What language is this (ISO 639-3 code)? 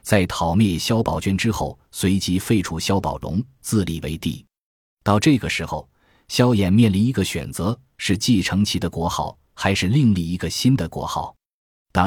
zho